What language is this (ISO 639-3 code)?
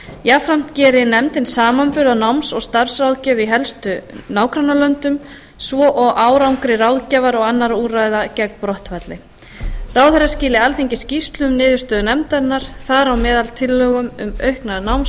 isl